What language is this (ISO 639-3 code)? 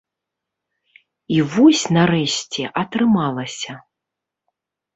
bel